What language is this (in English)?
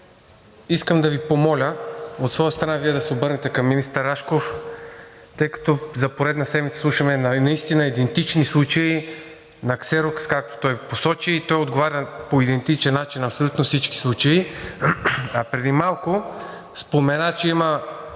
Bulgarian